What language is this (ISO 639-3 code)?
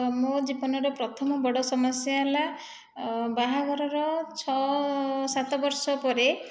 ori